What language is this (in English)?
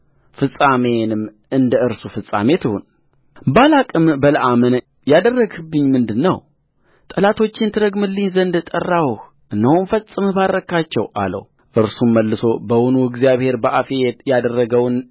Amharic